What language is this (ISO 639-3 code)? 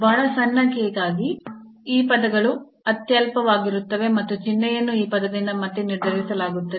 kan